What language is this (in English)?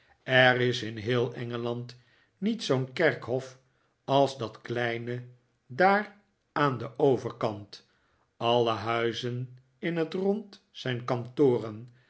Dutch